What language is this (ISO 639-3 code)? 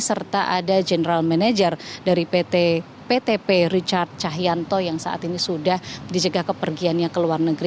ind